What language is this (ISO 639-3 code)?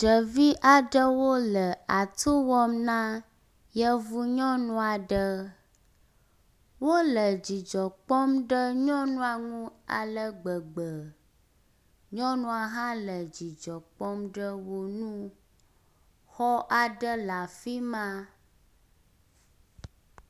ewe